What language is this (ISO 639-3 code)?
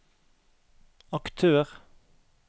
nor